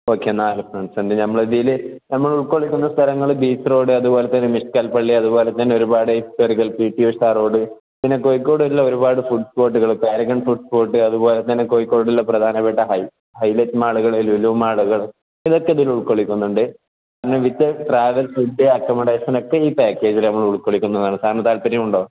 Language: Malayalam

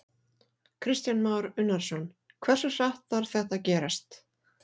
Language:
Icelandic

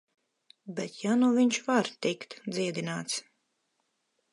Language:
Latvian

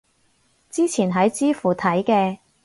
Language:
Cantonese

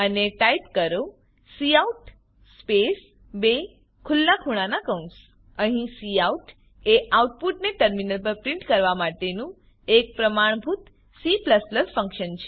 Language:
Gujarati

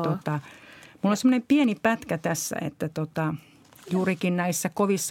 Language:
Finnish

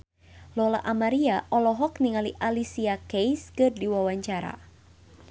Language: Sundanese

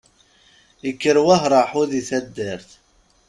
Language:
Kabyle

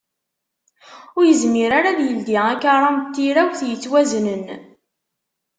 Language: Kabyle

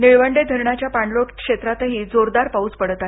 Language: Marathi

